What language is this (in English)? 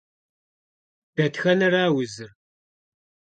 Kabardian